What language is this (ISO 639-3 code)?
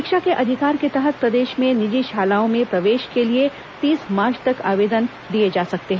hin